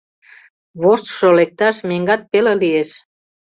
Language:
Mari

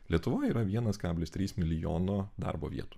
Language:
Lithuanian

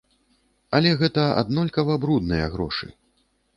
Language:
Belarusian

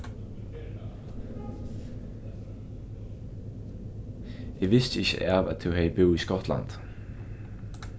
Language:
Faroese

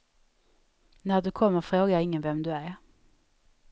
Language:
Swedish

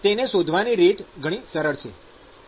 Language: Gujarati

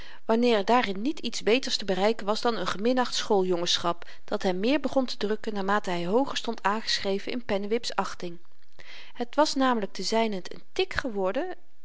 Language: Dutch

